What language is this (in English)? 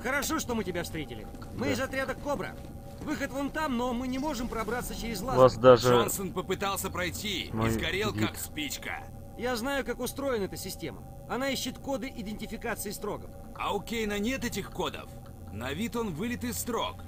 Russian